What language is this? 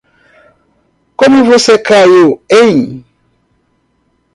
Portuguese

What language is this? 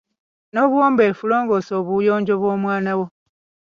Ganda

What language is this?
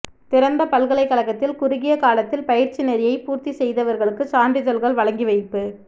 Tamil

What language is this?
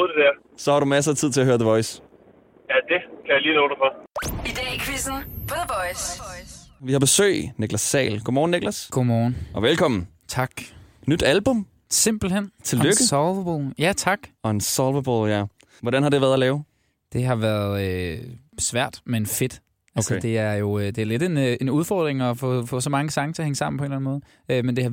Danish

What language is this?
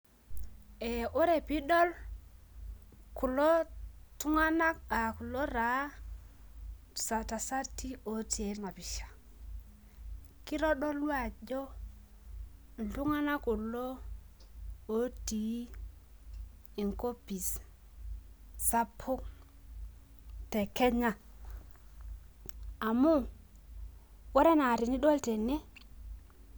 Masai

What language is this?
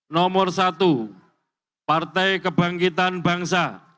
Indonesian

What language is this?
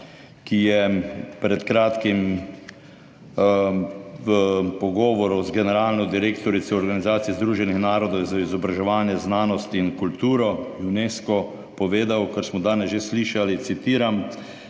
Slovenian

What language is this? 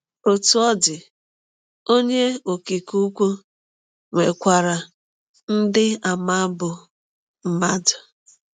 Igbo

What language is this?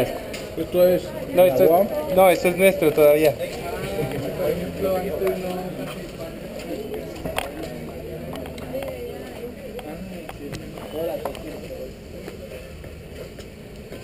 Spanish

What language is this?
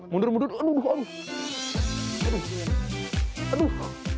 Indonesian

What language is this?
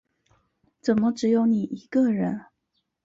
Chinese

